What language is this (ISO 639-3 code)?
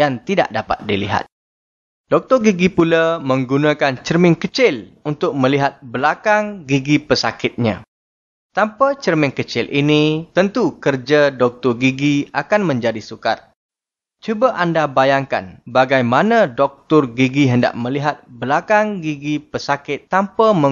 msa